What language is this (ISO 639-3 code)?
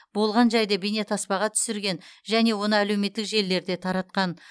kaz